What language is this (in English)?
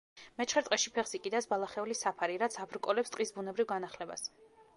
Georgian